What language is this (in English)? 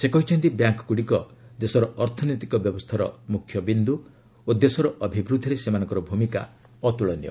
Odia